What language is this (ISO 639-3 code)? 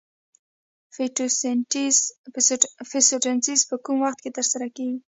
pus